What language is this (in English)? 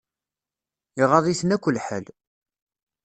Kabyle